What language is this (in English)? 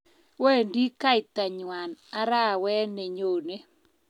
Kalenjin